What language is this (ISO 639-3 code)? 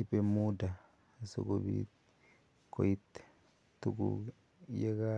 kln